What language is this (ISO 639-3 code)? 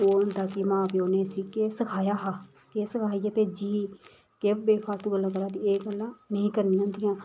doi